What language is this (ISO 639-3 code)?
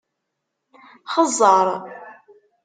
kab